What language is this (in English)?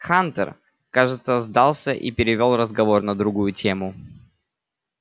Russian